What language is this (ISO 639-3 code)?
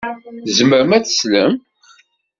kab